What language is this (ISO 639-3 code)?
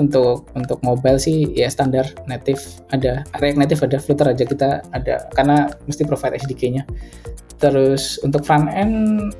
ind